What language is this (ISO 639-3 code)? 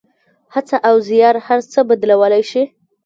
pus